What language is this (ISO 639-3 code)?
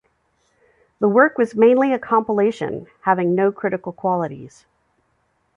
eng